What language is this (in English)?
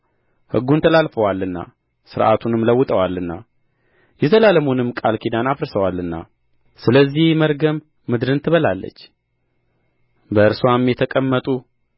Amharic